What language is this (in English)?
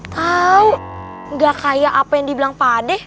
Indonesian